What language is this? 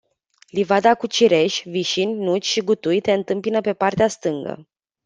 Romanian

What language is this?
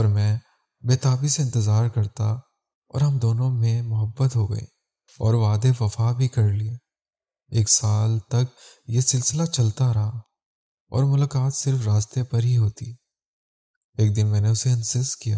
Urdu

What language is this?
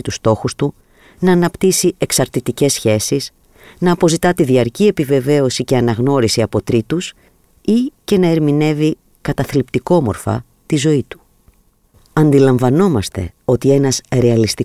Greek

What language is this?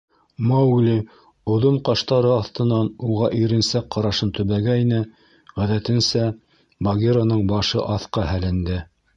Bashkir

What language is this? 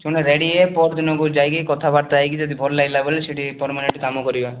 Odia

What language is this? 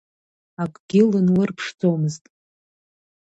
Abkhazian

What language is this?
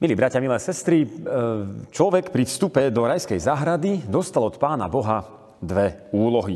Slovak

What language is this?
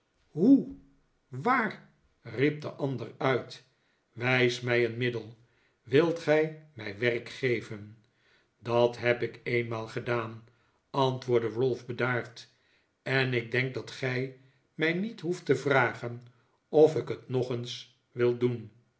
Dutch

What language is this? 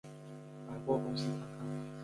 Chinese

